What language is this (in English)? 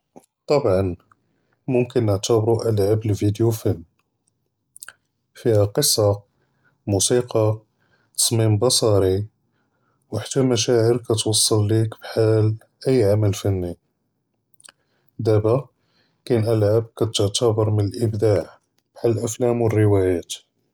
Judeo-Arabic